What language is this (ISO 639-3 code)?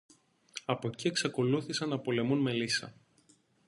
ell